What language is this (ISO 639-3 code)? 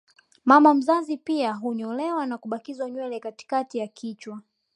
swa